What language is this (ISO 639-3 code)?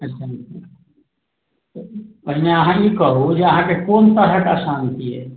mai